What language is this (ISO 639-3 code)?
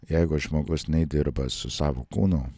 lit